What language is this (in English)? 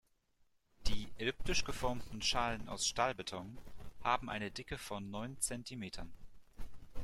German